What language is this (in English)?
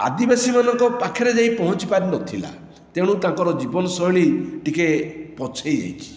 Odia